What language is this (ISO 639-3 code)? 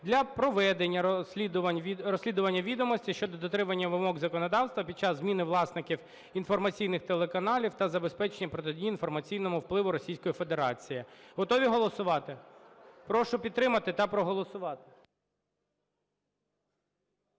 ukr